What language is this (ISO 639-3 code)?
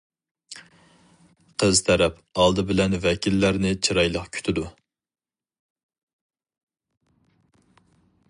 uig